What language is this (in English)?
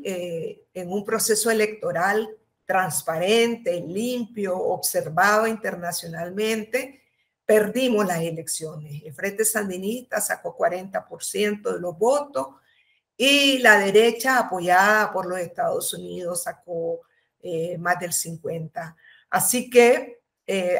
Spanish